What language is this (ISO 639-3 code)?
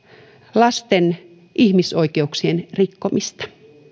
fin